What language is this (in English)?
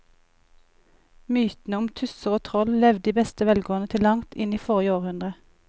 Norwegian